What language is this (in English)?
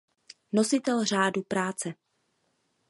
Czech